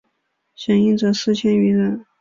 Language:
Chinese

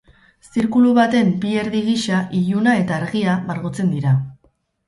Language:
Basque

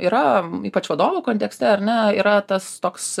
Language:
Lithuanian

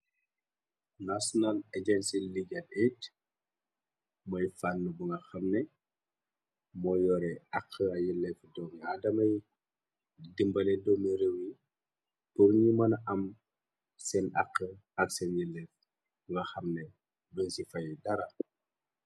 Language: Wolof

